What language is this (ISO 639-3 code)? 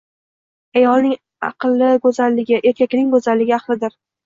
uzb